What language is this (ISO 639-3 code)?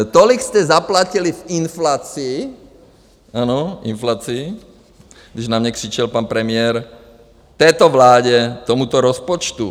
ces